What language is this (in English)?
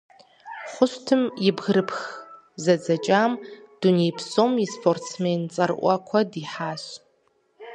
Kabardian